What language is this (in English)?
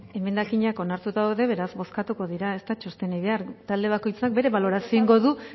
Basque